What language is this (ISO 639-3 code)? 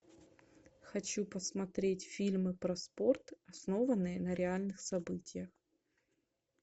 rus